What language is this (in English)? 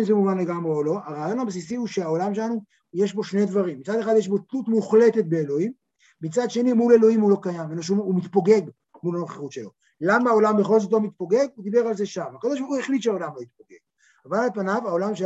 Hebrew